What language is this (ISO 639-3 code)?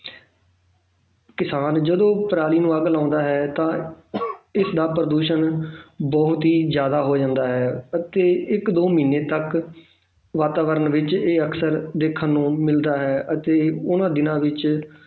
pan